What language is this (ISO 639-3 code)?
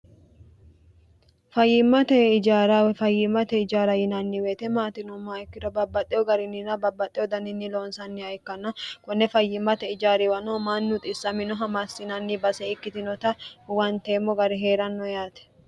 sid